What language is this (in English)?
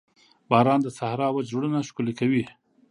Pashto